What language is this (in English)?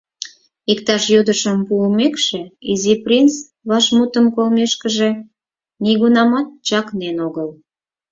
Mari